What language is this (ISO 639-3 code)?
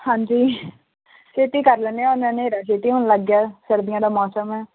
pan